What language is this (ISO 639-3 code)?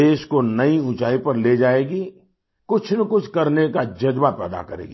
hin